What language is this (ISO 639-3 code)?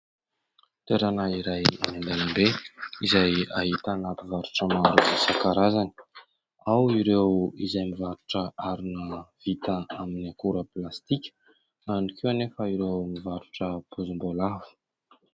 mlg